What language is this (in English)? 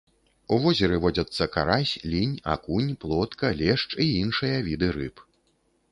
Belarusian